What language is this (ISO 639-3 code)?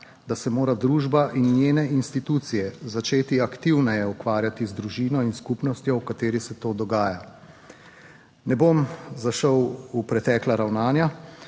slv